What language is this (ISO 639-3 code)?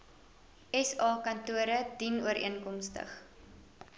afr